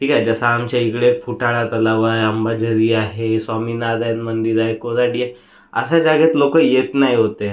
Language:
Marathi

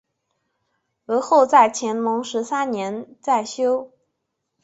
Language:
Chinese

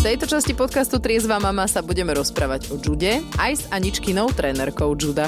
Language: Slovak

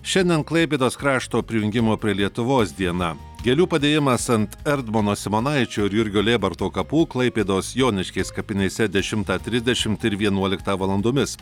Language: Lithuanian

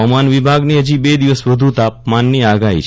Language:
Gujarati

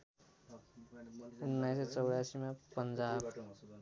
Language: Nepali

